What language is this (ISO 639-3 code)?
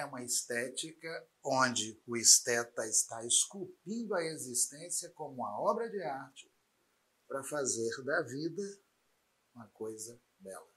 por